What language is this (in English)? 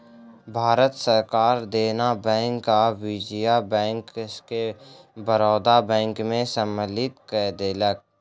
Maithili